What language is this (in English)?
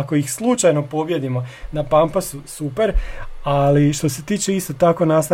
Croatian